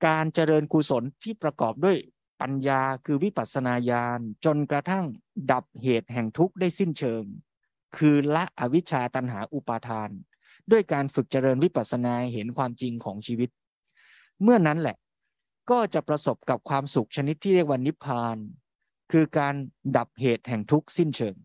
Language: Thai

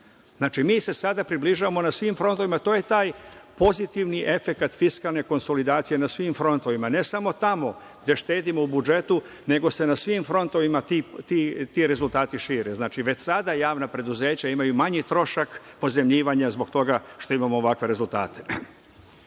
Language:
Serbian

